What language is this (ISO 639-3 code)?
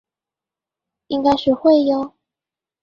zho